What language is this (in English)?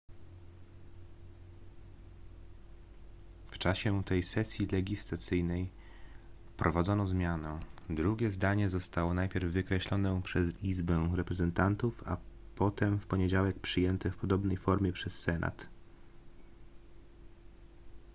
Polish